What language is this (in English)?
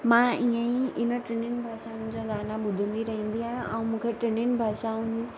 Sindhi